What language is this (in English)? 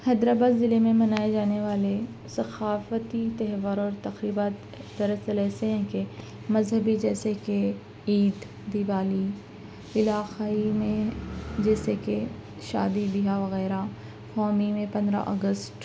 Urdu